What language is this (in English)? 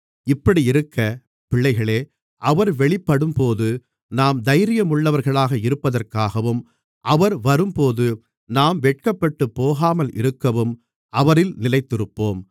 Tamil